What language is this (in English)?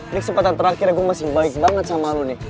Indonesian